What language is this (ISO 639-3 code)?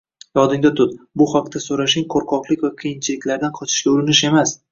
uzb